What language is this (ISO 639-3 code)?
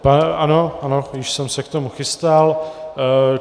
ces